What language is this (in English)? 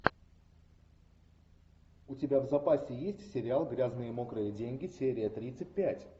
Russian